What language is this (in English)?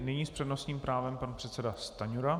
Czech